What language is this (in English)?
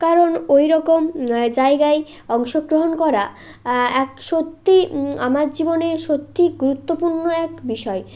Bangla